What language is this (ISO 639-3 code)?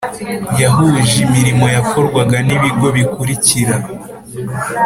kin